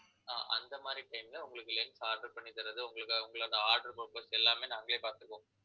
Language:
Tamil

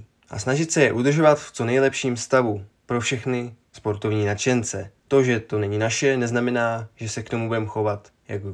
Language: Czech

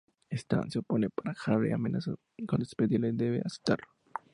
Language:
Spanish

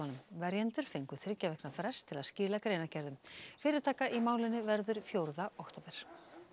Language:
Icelandic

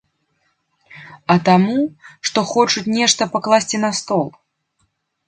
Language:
Belarusian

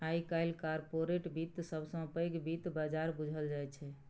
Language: Maithili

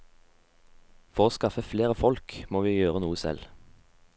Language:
Norwegian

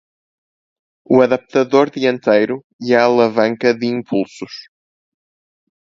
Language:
Portuguese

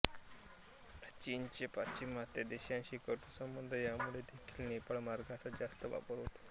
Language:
Marathi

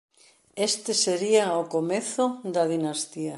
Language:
Galician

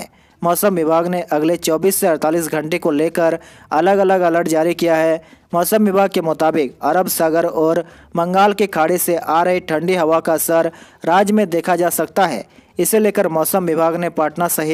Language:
Hindi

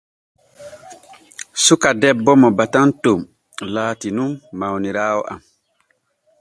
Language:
Borgu Fulfulde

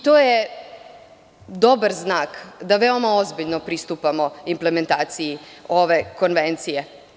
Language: Serbian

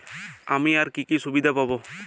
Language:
Bangla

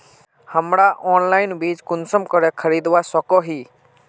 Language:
Magahi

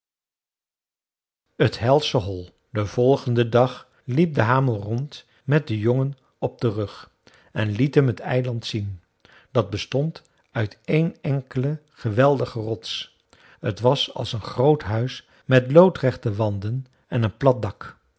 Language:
Dutch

